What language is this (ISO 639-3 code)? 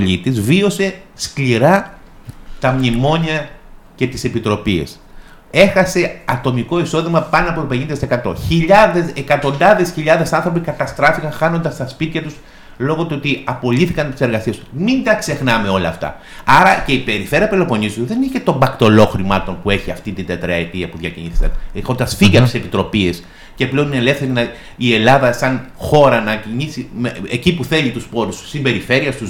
ell